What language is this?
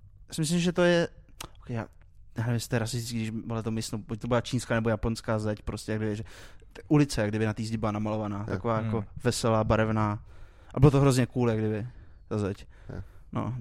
Czech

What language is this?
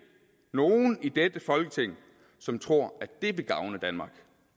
Danish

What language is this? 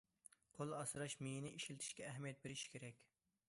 Uyghur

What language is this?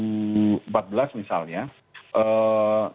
Indonesian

